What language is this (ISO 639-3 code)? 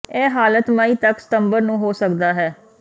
pan